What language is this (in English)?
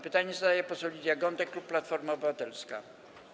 Polish